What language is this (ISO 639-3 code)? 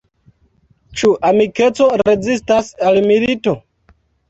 epo